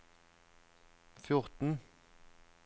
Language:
Norwegian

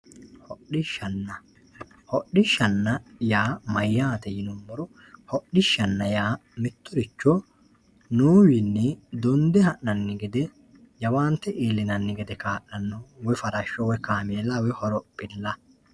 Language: Sidamo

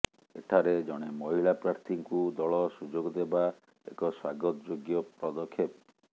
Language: Odia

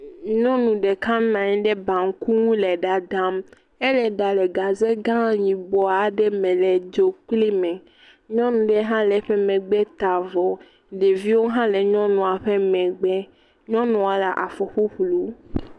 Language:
Ewe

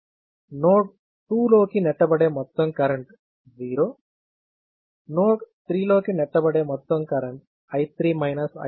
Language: Telugu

